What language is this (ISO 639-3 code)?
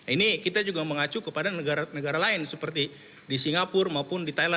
ind